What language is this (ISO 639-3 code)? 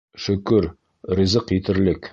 bak